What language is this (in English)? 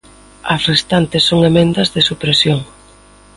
Galician